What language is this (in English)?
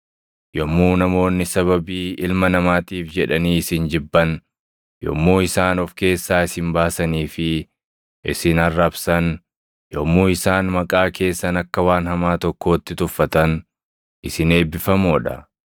Oromo